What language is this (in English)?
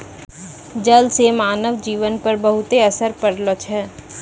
Maithili